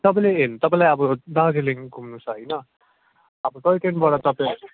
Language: Nepali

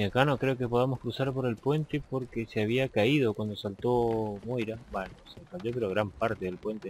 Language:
Spanish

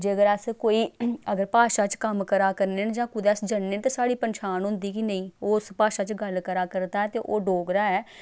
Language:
Dogri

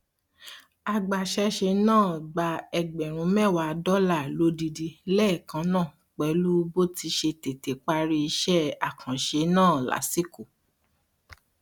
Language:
Yoruba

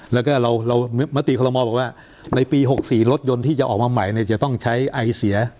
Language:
Thai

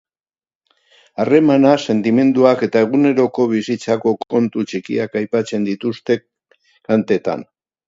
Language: Basque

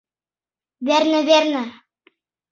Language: Mari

